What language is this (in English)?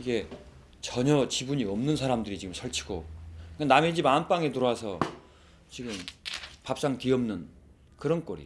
Korean